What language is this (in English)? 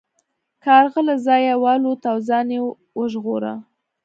Pashto